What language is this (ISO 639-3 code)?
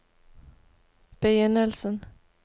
nor